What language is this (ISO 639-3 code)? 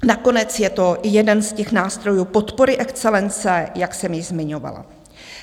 ces